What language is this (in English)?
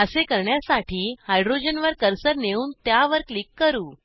Marathi